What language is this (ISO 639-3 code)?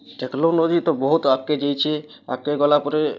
ori